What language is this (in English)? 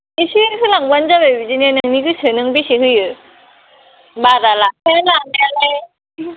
Bodo